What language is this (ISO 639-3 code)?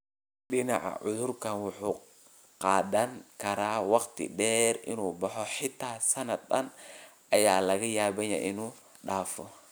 som